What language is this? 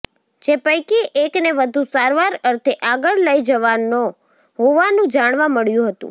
Gujarati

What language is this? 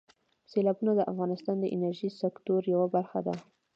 Pashto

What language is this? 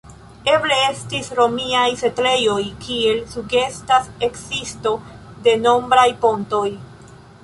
Esperanto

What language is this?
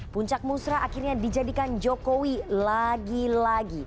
Indonesian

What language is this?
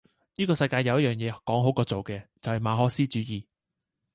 Cantonese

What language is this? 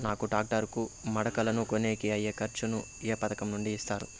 Telugu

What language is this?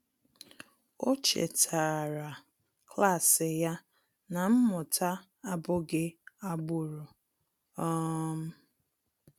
Igbo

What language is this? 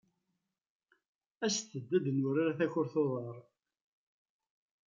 Kabyle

